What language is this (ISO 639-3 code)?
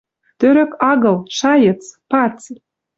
mrj